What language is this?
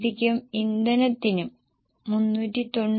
Malayalam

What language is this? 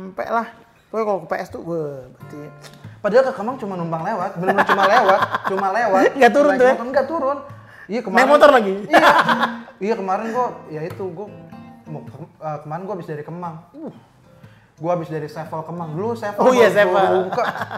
Indonesian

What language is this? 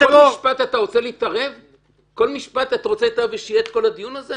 Hebrew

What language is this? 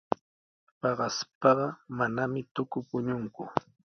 Sihuas Ancash Quechua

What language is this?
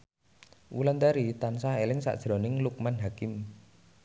Javanese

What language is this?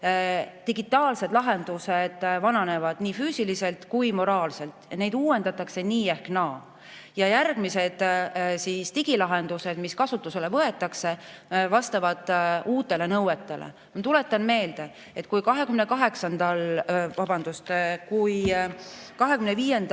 Estonian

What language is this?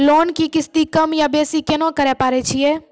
Maithili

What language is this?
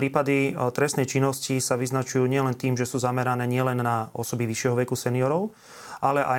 Slovak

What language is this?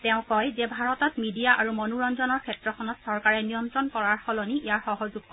Assamese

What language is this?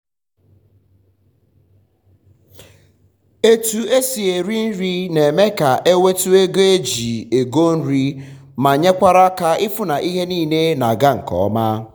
Igbo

